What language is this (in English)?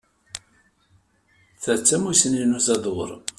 Kabyle